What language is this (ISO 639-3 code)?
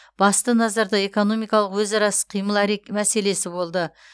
kaz